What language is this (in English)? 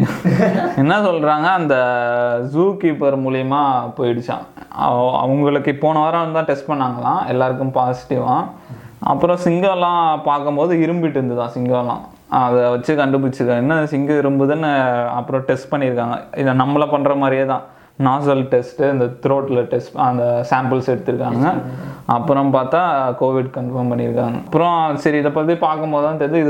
Tamil